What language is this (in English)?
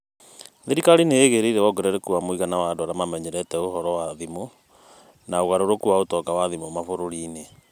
Kikuyu